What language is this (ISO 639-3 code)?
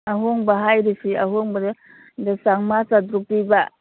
mni